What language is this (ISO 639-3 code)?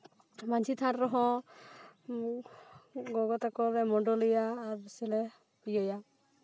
sat